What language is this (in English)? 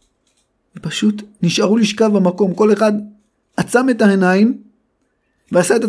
Hebrew